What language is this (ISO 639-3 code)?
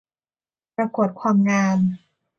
tha